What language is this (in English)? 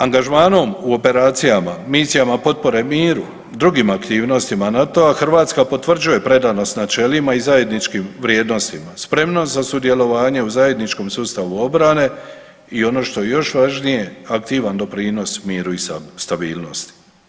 Croatian